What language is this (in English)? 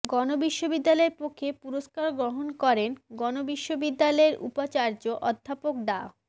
Bangla